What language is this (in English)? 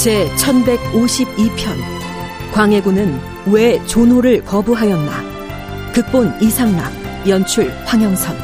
Korean